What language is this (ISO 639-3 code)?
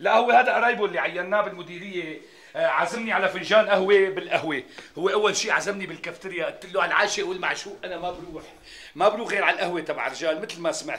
ara